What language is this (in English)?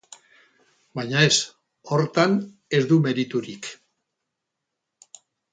Basque